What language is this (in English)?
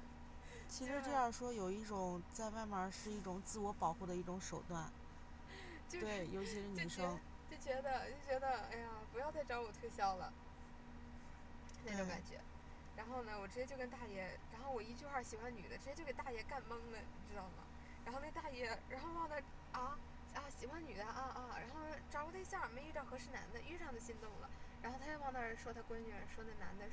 Chinese